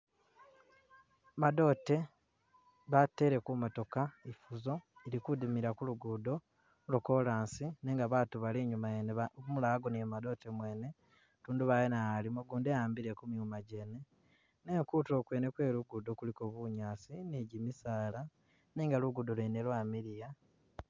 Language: Masaaba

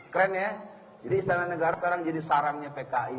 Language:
Indonesian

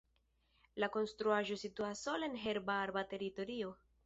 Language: Esperanto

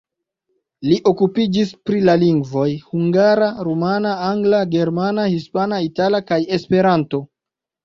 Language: Esperanto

